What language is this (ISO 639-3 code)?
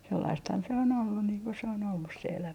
fin